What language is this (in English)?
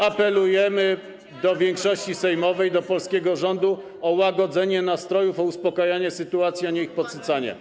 Polish